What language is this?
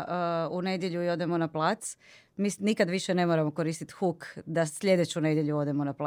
Croatian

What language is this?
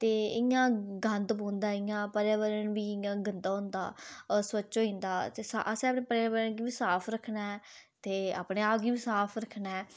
Dogri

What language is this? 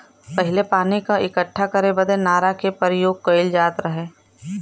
Bhojpuri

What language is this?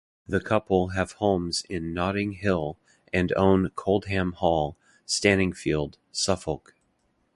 English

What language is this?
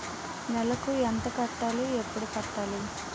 Telugu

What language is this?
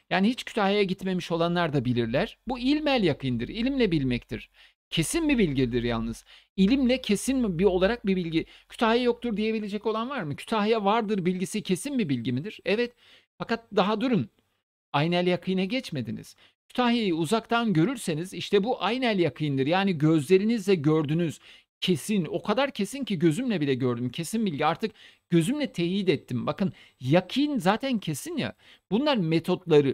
Turkish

